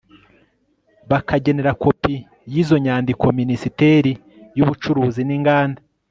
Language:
Kinyarwanda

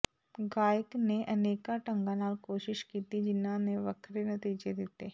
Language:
Punjabi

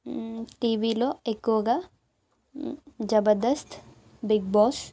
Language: Telugu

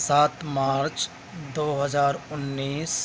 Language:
Urdu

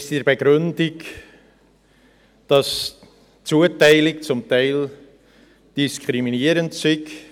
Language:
Swiss German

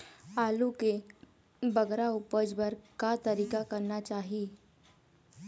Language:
Chhattisgarhi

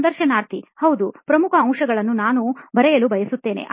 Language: Kannada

